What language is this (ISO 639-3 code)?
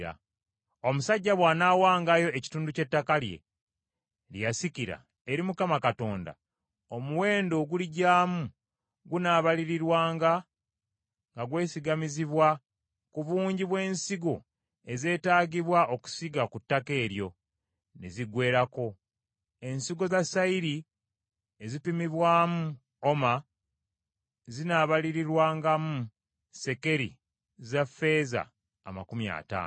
lug